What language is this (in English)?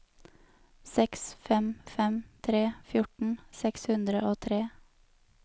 Norwegian